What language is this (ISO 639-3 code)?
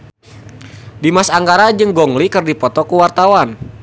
sun